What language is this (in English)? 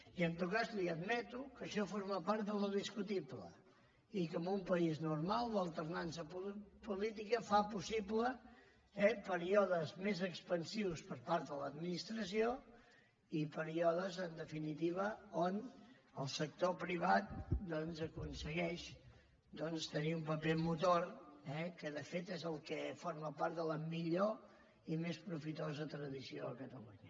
Catalan